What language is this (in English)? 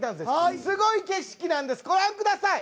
Japanese